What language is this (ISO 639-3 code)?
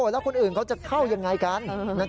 tha